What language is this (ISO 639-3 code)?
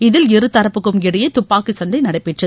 tam